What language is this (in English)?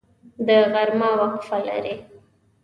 Pashto